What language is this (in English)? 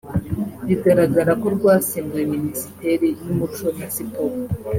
Kinyarwanda